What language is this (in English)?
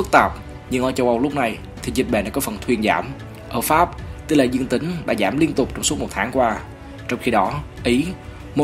Vietnamese